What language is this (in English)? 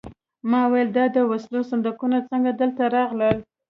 Pashto